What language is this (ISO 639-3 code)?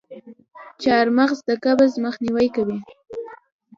pus